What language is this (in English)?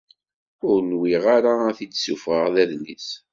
Kabyle